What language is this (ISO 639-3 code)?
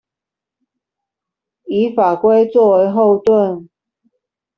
zho